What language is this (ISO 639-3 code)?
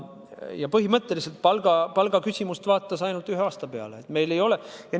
est